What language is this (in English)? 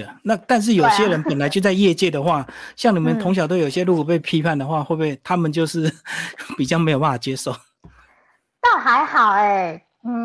Chinese